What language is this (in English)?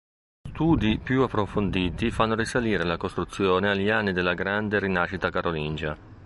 Italian